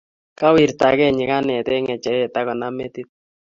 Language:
Kalenjin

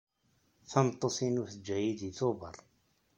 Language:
Kabyle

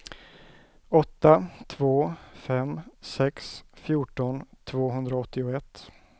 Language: Swedish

